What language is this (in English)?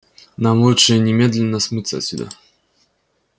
Russian